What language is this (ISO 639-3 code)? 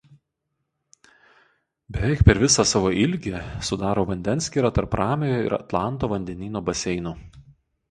lit